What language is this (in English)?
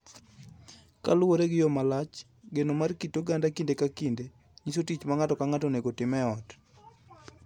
Luo (Kenya and Tanzania)